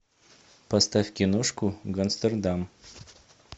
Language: Russian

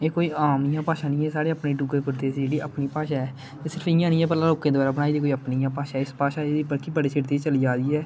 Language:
Dogri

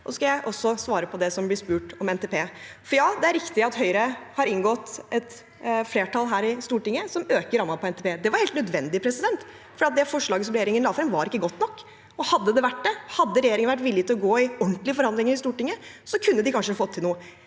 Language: Norwegian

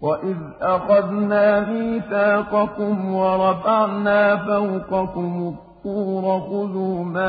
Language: Arabic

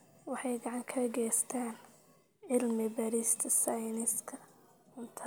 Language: Somali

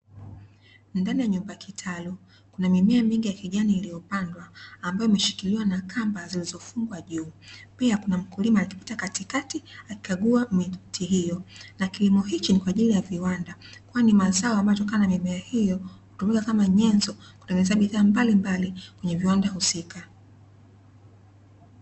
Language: Swahili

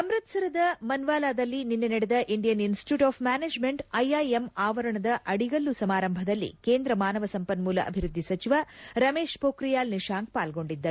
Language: Kannada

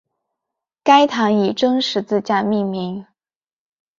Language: Chinese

